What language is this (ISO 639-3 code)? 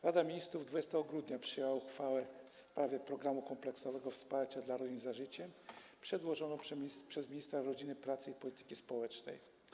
pol